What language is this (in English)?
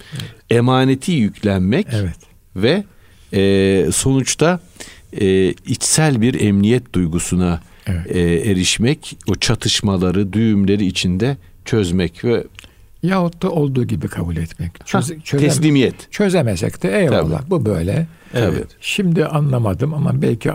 Turkish